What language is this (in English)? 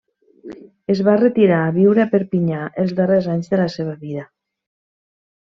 Catalan